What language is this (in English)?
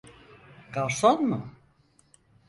Turkish